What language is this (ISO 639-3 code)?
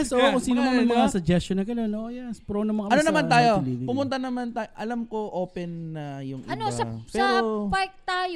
fil